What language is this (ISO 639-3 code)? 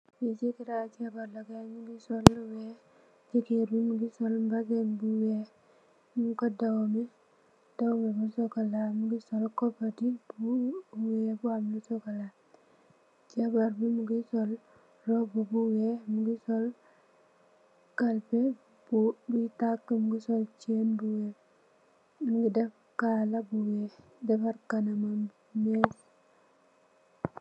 wol